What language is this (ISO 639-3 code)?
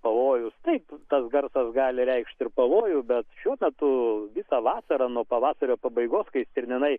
lit